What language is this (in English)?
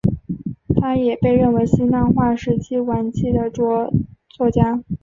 Chinese